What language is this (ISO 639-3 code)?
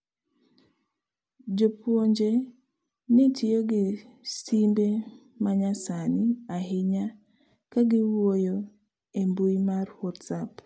luo